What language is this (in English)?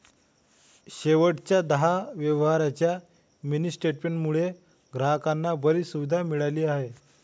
Marathi